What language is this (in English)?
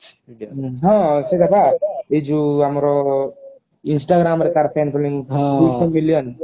Odia